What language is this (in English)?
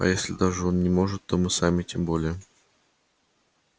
Russian